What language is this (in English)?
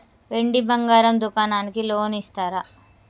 Telugu